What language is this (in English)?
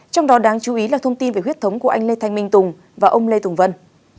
Vietnamese